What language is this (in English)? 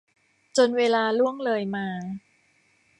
Thai